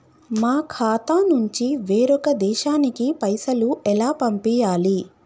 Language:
Telugu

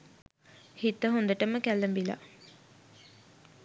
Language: Sinhala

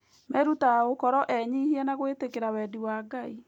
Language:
Kikuyu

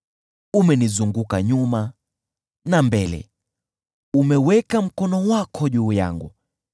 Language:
Swahili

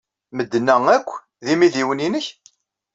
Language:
Kabyle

